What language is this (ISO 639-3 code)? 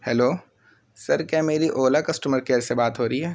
urd